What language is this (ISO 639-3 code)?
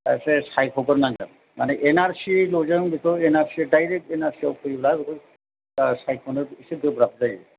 brx